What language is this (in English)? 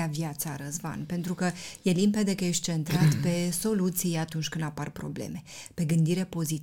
Romanian